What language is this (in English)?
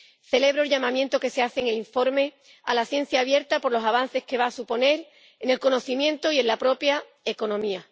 Spanish